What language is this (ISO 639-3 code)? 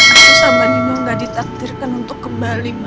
ind